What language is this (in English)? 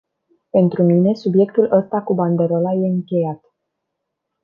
Romanian